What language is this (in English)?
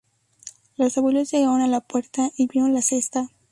Spanish